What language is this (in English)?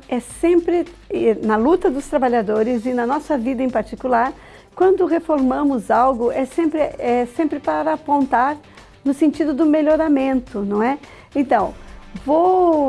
Portuguese